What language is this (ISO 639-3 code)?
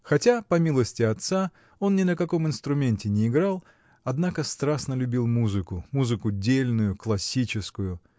rus